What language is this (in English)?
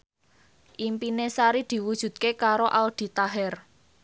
Javanese